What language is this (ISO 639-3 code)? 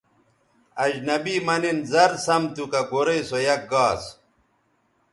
btv